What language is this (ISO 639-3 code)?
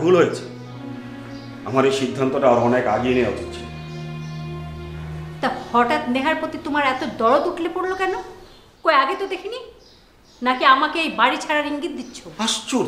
ben